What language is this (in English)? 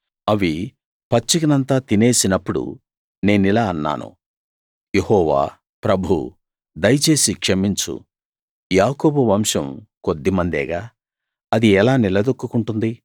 Telugu